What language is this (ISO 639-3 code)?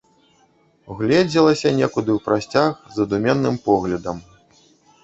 bel